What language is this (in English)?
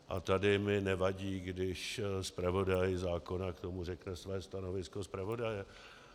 Czech